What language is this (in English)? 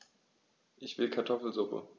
German